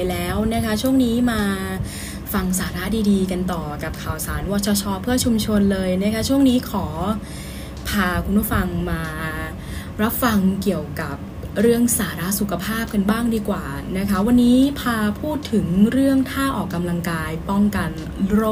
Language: Thai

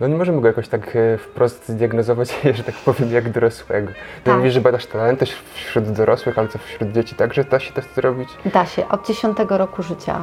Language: Polish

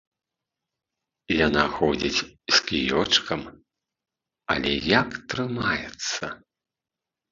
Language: Belarusian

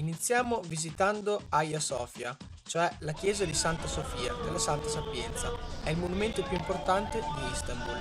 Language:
Italian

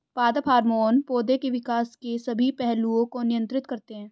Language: Hindi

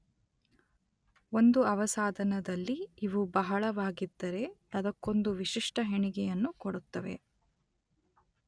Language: Kannada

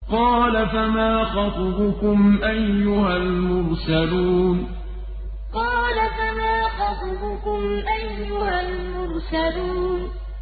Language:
Arabic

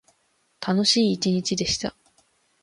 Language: Japanese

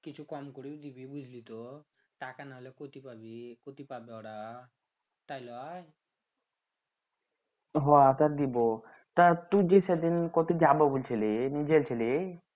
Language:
Bangla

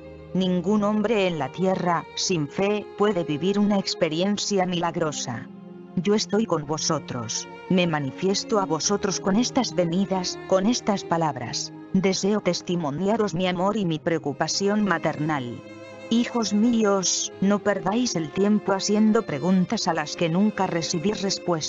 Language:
Spanish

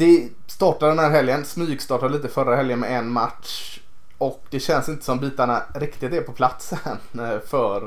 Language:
Swedish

